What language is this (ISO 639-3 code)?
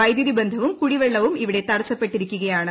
mal